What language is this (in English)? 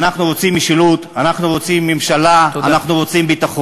Hebrew